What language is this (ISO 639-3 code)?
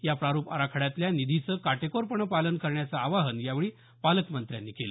mar